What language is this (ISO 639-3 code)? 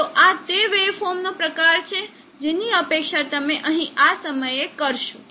guj